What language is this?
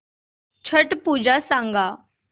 Marathi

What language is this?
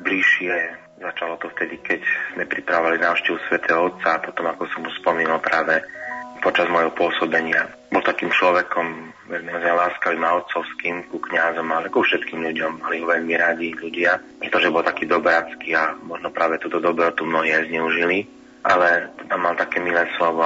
Slovak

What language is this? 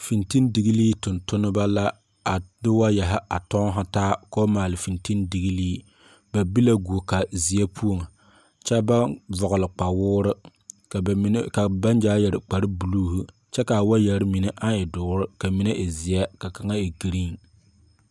Southern Dagaare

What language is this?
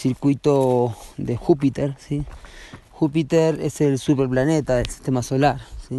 Spanish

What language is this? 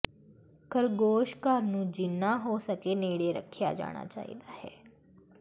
Punjabi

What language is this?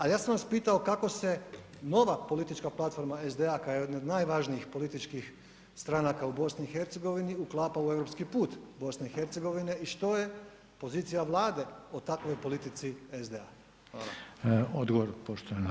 Croatian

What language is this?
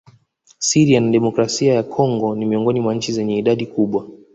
Swahili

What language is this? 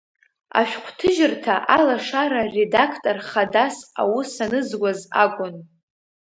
Abkhazian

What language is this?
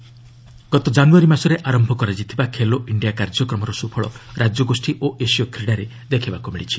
Odia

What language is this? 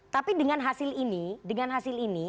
Indonesian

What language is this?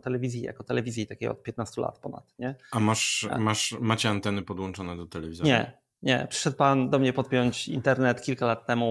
Polish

